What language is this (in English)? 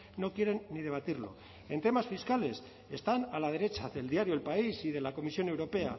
Spanish